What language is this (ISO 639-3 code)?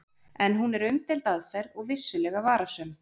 isl